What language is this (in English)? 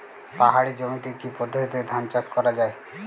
Bangla